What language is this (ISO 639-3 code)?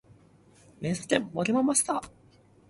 yue